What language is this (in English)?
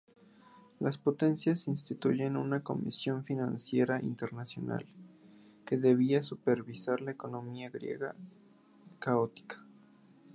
Spanish